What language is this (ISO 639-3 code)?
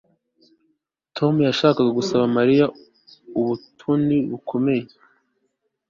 kin